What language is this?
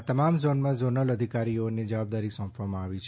Gujarati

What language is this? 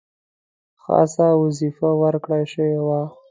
Pashto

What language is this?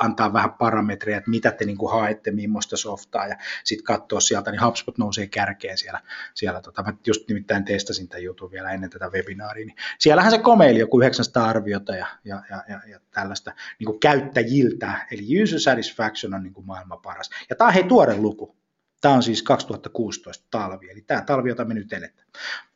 Finnish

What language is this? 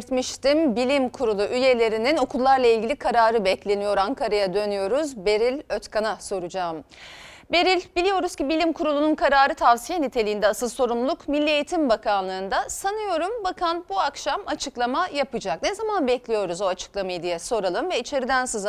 Turkish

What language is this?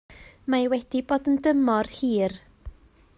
Welsh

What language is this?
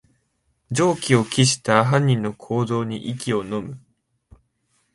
Japanese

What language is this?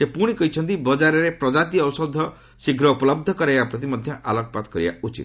Odia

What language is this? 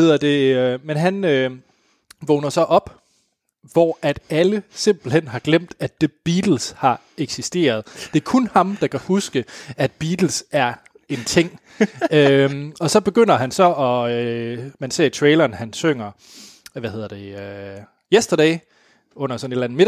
Danish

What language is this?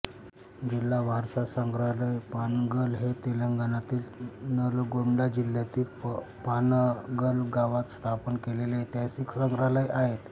Marathi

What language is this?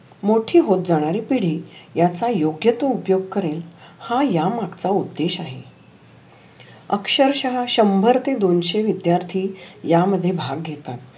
Marathi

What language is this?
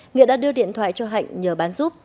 Vietnamese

